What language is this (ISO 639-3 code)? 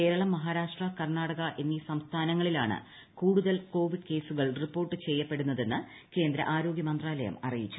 mal